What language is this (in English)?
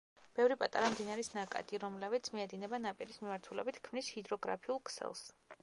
Georgian